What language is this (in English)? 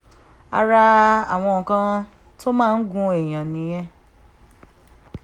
Yoruba